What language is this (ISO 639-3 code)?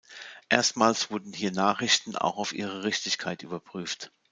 deu